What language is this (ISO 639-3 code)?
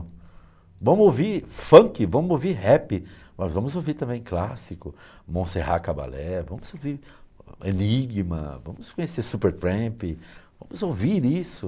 por